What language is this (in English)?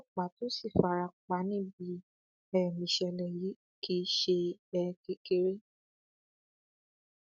Yoruba